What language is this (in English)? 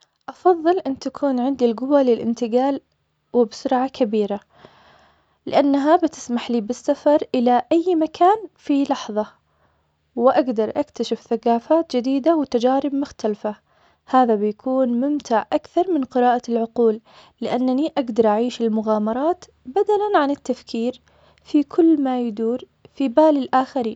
Omani Arabic